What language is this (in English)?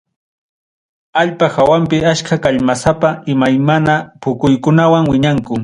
Ayacucho Quechua